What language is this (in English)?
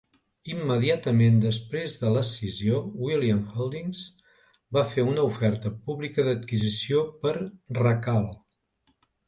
Catalan